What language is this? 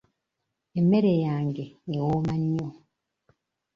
Ganda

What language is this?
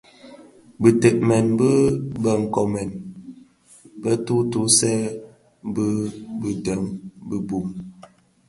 Bafia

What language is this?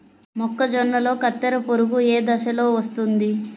Telugu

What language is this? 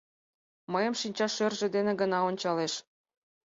Mari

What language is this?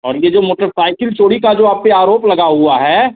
Hindi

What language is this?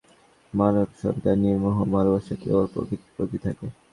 Bangla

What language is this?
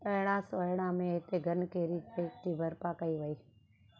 Sindhi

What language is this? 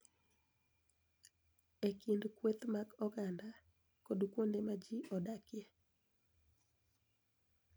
Luo (Kenya and Tanzania)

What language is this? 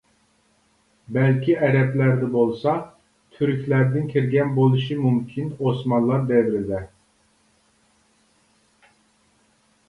Uyghur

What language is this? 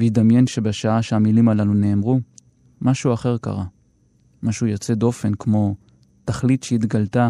Hebrew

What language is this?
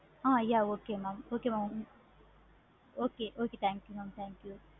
Tamil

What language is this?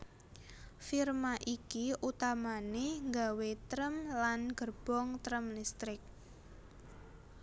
Javanese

